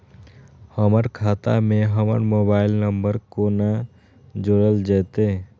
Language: Maithili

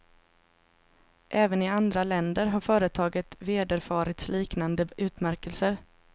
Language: Swedish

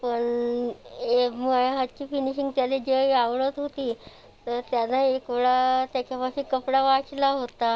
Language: Marathi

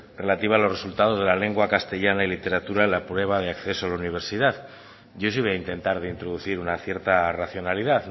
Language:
Spanish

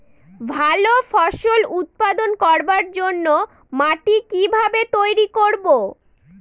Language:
Bangla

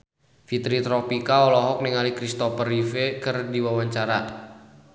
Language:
Sundanese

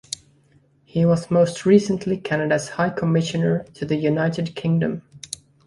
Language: English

